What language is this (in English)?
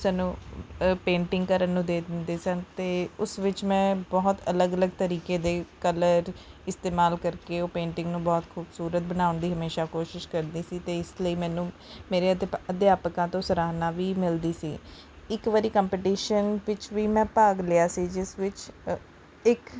Punjabi